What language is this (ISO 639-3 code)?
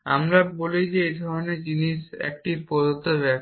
ben